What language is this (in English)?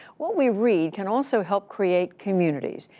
English